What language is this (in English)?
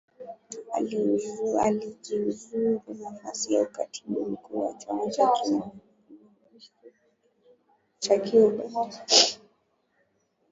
Swahili